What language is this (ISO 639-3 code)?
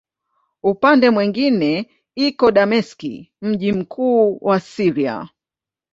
swa